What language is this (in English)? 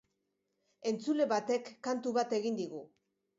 Basque